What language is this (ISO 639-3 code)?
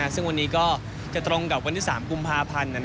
tha